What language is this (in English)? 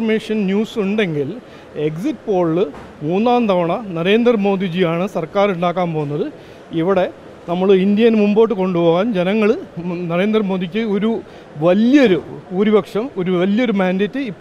Malayalam